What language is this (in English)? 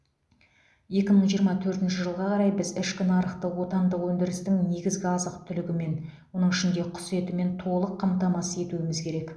Kazakh